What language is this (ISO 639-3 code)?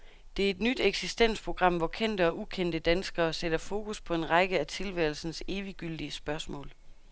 dan